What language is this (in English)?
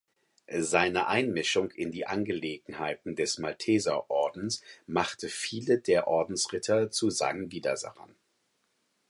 German